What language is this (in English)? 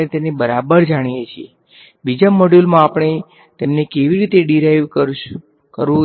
Gujarati